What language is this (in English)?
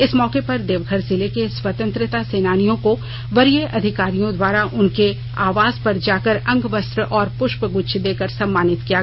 Hindi